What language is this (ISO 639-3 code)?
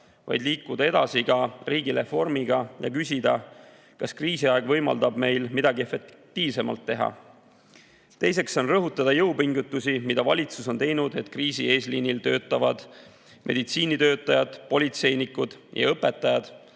est